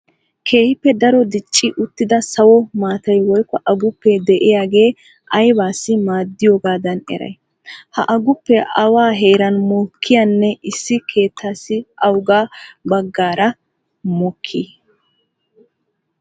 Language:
Wolaytta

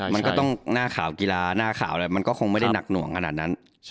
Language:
Thai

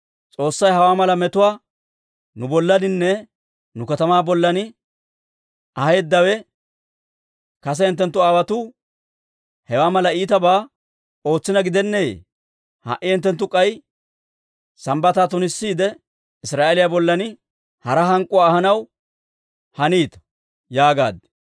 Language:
Dawro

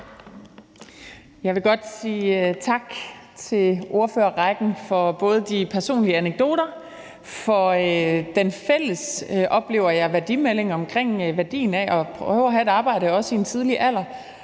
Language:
Danish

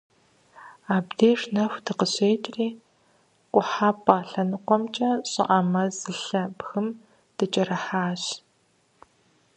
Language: Kabardian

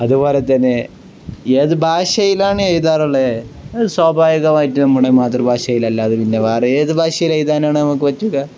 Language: Malayalam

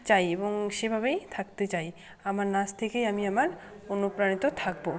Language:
Bangla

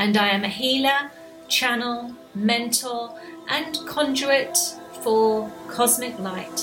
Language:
English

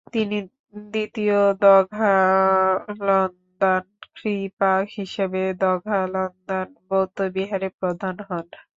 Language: Bangla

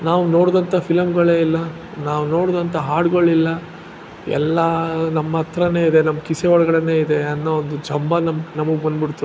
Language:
Kannada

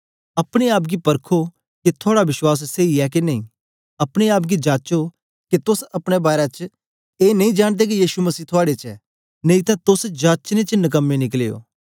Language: Dogri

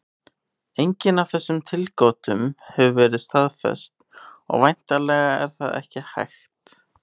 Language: Icelandic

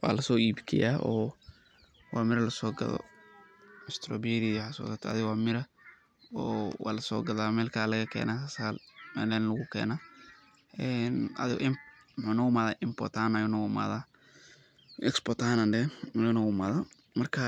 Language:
Somali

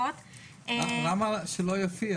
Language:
Hebrew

